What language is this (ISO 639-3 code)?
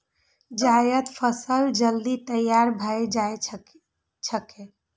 mai